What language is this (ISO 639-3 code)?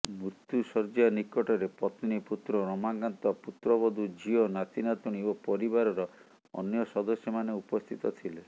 ori